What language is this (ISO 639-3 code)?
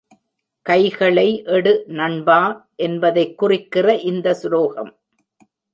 tam